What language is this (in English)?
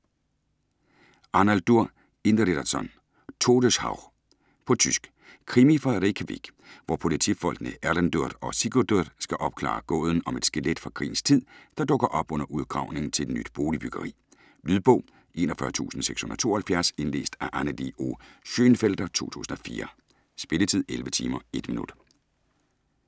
Danish